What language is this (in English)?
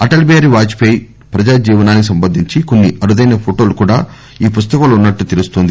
Telugu